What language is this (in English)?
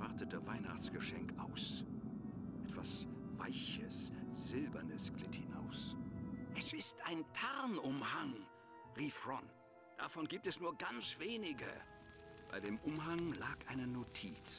German